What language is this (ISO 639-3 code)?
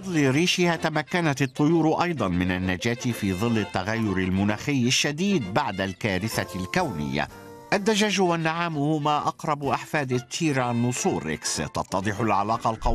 ara